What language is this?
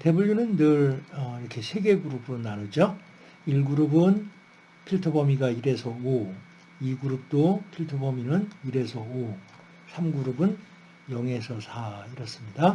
Korean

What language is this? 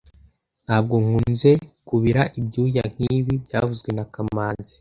Kinyarwanda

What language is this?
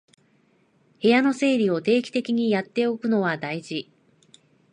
Japanese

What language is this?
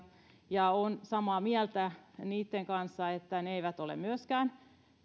Finnish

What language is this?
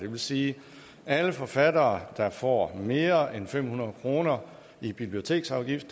Danish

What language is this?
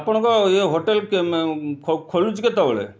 Odia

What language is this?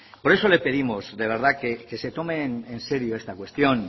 Spanish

